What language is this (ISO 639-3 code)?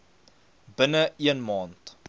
afr